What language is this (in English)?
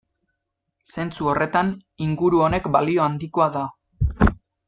Basque